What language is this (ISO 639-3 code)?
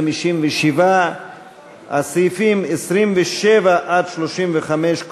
heb